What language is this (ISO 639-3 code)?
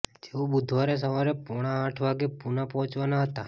guj